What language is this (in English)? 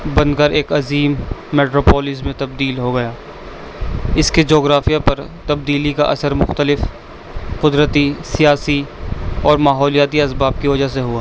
Urdu